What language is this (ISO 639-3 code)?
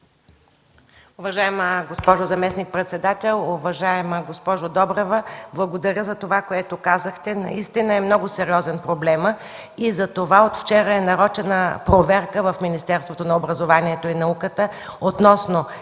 bul